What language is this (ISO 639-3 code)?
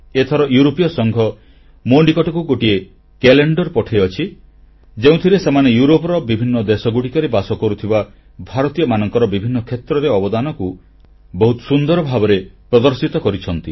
ori